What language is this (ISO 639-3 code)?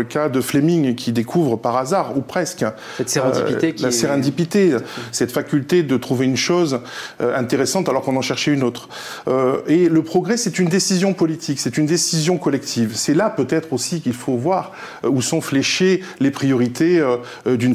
fra